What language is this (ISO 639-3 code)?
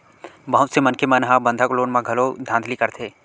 hne